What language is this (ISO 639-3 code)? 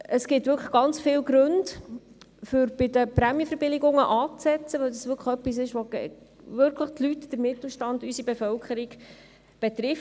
gsw